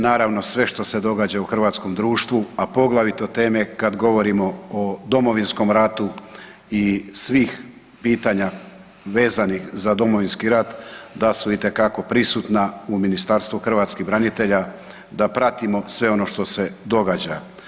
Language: Croatian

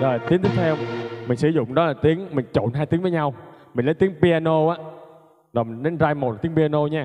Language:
Vietnamese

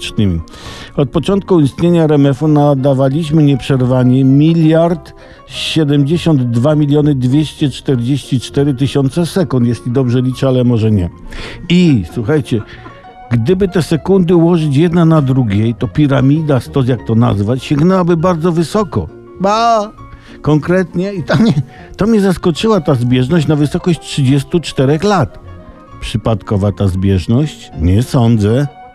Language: Polish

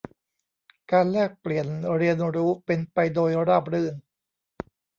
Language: Thai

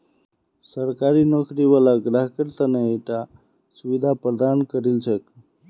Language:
Magahi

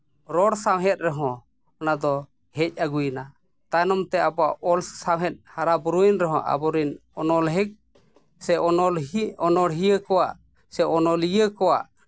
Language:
Santali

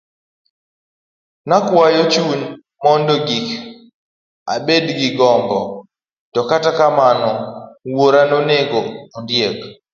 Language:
Luo (Kenya and Tanzania)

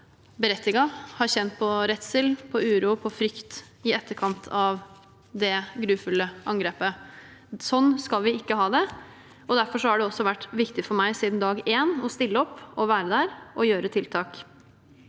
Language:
Norwegian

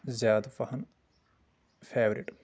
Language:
Kashmiri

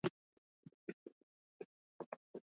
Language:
Swahili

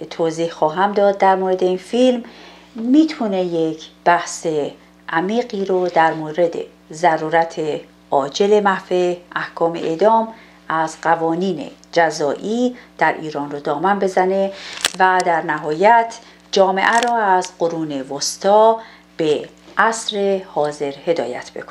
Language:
Persian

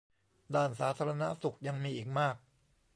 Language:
Thai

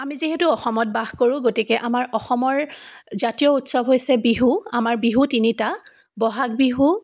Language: Assamese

